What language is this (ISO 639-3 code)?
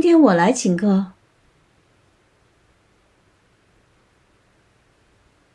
zho